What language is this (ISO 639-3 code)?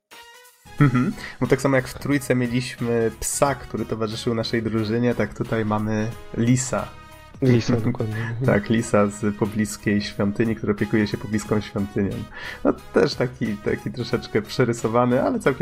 pol